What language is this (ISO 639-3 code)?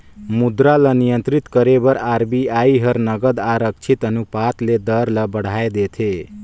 hne